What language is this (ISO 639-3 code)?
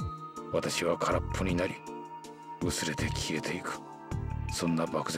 jpn